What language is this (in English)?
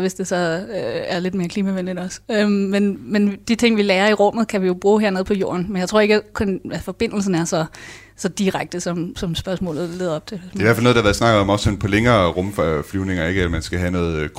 Danish